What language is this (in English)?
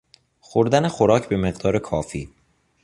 Persian